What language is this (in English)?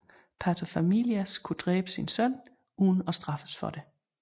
Danish